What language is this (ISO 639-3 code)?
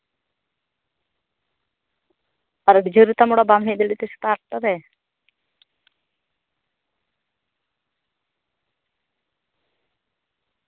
sat